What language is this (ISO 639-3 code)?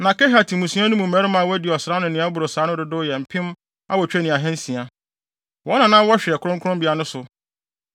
aka